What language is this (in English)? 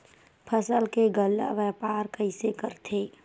Chhattisgarhi